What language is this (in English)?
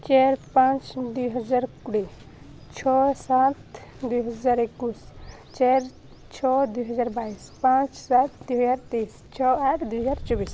Odia